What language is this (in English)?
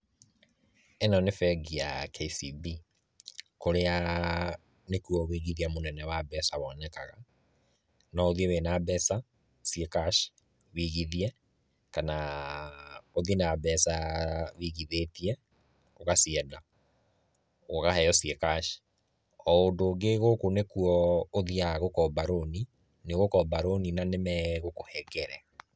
Kikuyu